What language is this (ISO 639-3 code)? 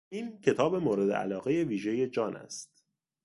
fas